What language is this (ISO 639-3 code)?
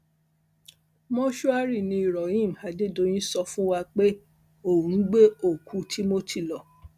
yor